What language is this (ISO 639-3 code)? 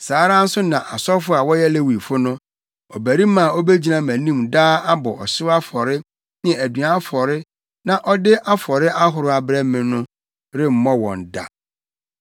aka